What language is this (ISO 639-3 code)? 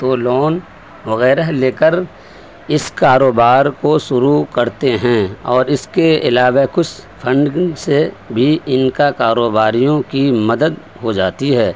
urd